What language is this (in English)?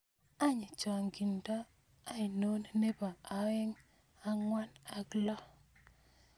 Kalenjin